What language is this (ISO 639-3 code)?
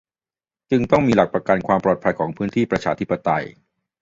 tha